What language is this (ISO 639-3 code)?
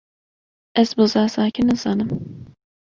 kur